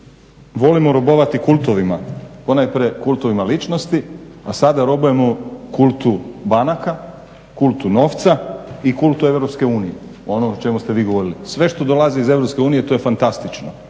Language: Croatian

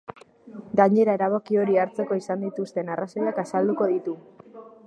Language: Basque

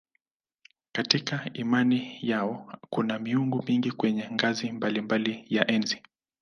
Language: Swahili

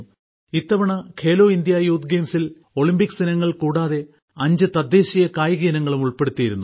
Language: Malayalam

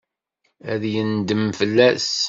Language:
Kabyle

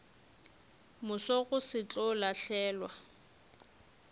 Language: Northern Sotho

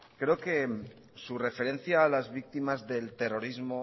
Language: Spanish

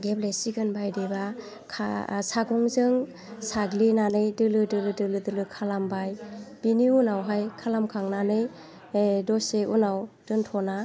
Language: Bodo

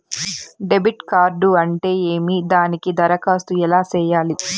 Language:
Telugu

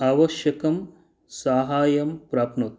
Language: Sanskrit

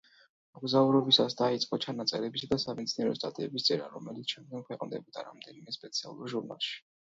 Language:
Georgian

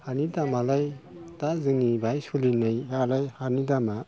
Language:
Bodo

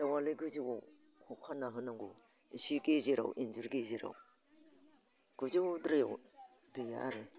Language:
Bodo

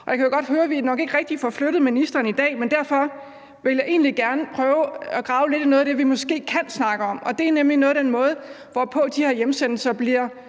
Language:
Danish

